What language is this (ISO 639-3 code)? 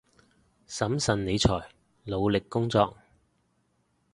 yue